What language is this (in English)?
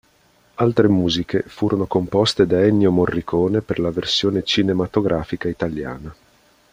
Italian